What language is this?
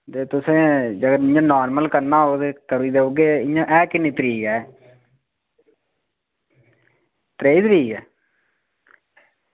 Dogri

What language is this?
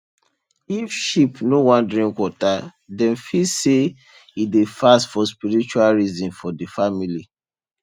Nigerian Pidgin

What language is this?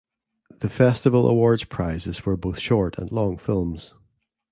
English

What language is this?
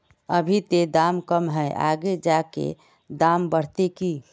Magahi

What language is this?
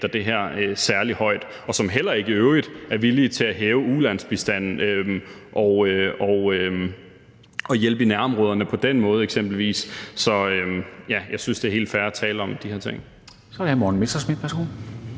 Danish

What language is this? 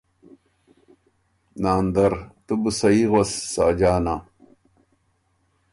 Ormuri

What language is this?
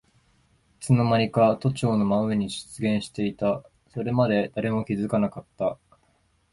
Japanese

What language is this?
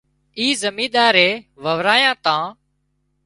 Wadiyara Koli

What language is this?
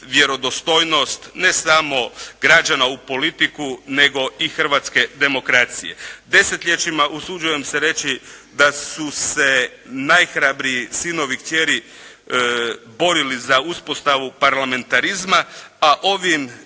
Croatian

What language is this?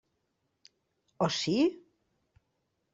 Catalan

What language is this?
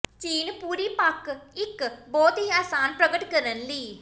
Punjabi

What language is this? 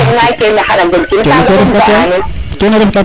Serer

